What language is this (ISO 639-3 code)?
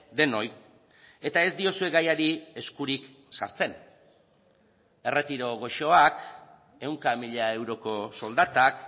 eus